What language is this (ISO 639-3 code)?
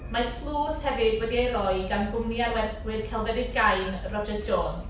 cym